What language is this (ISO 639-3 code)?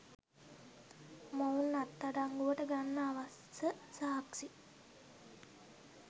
sin